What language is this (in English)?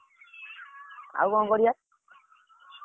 Odia